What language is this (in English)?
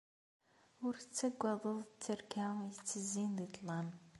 Kabyle